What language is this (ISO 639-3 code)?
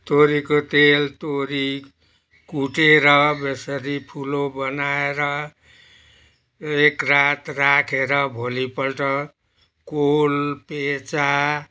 nep